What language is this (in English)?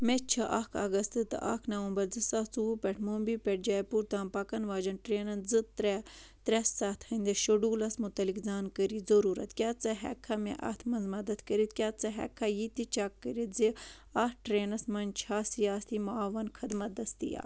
Kashmiri